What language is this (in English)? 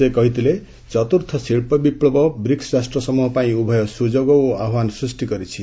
Odia